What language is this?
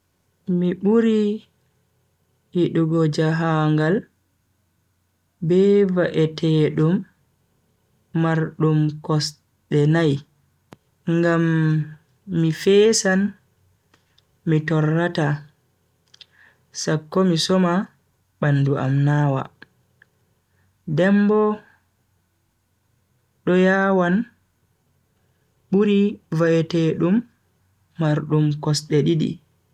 Bagirmi Fulfulde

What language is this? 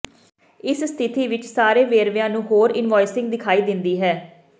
Punjabi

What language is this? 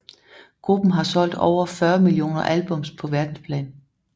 Danish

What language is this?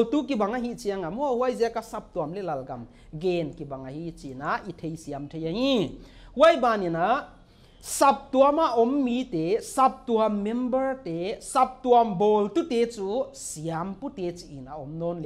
Thai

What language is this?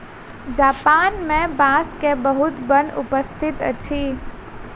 Maithili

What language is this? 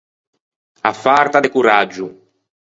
Ligurian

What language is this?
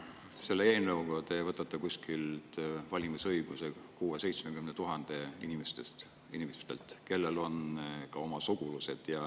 Estonian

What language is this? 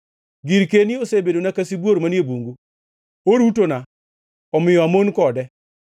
Luo (Kenya and Tanzania)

